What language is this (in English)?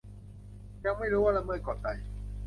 Thai